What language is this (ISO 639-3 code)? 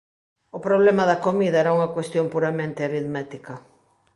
glg